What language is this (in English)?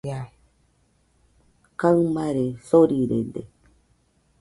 Nüpode Huitoto